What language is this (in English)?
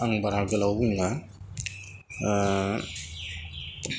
Bodo